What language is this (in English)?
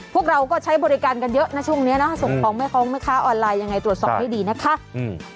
Thai